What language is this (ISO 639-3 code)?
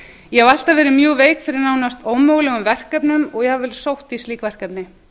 isl